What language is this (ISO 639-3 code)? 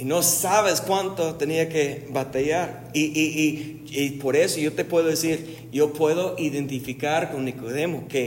spa